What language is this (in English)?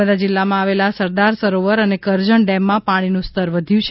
Gujarati